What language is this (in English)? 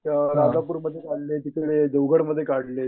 Marathi